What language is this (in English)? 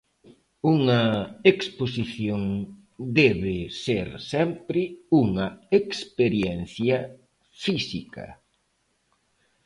Galician